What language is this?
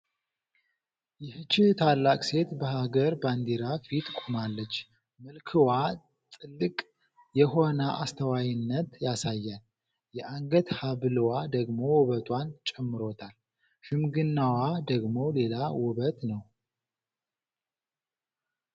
Amharic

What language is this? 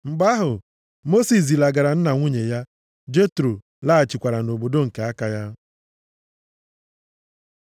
Igbo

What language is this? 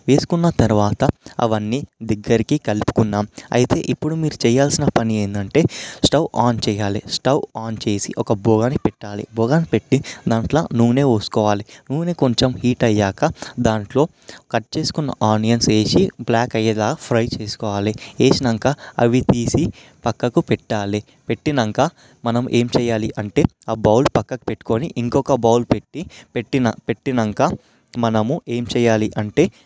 Telugu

